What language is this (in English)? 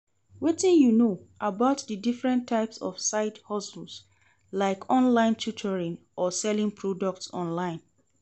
Nigerian Pidgin